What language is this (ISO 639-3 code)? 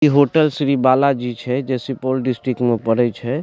mai